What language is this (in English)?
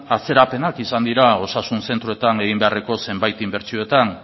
Basque